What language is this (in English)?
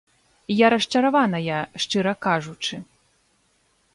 Belarusian